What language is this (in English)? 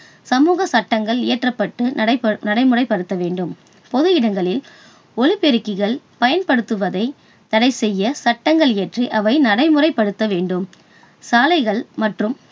Tamil